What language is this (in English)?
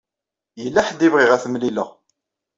Kabyle